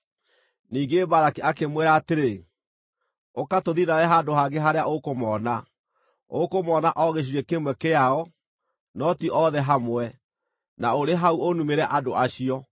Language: Kikuyu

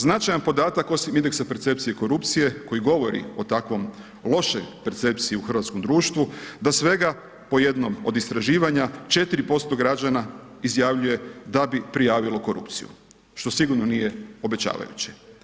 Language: Croatian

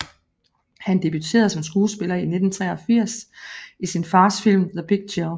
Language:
Danish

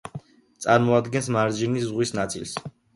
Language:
Georgian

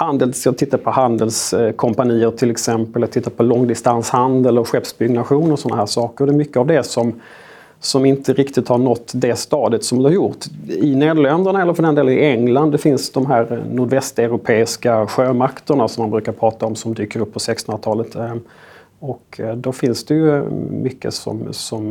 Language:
Swedish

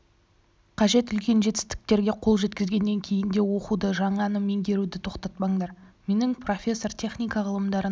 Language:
Kazakh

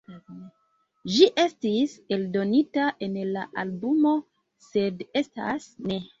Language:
Esperanto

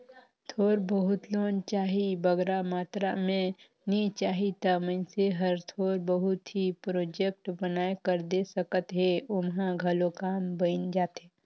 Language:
Chhattisgarhi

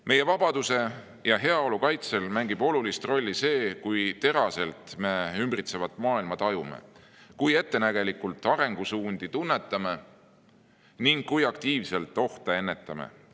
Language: Estonian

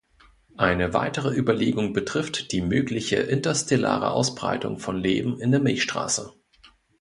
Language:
German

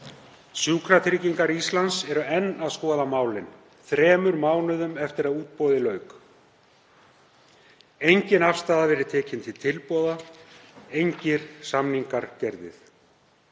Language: Icelandic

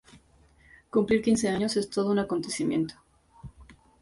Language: Spanish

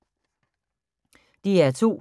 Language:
Danish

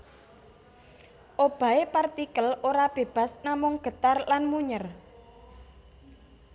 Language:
Javanese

